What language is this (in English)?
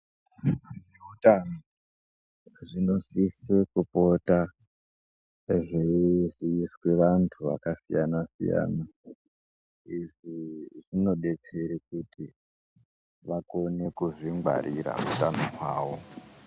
Ndau